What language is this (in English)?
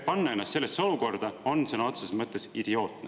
Estonian